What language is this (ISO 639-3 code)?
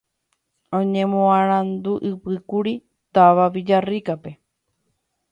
grn